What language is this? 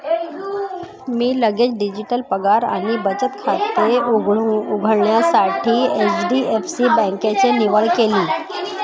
Marathi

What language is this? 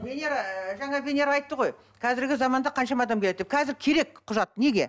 Kazakh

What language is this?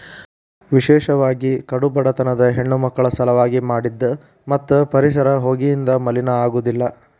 Kannada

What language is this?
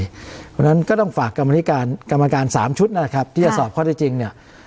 Thai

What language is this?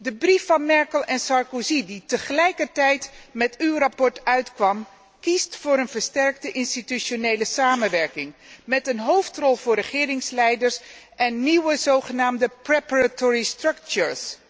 Dutch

